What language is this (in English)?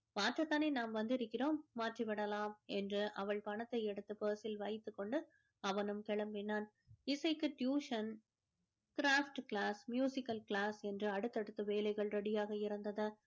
Tamil